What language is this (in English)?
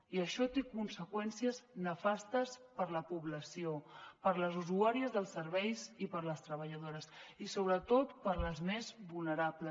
Catalan